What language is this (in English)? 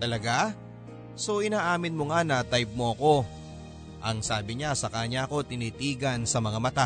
Filipino